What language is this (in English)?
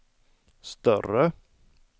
Swedish